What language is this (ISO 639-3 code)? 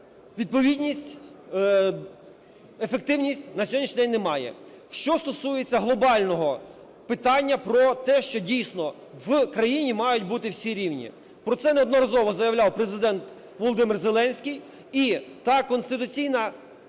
ukr